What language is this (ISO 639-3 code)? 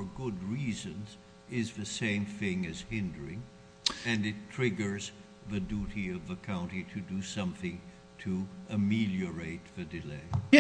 eng